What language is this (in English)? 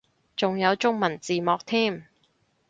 Cantonese